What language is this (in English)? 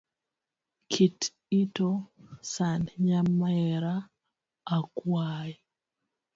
Luo (Kenya and Tanzania)